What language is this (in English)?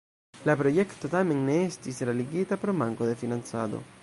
Esperanto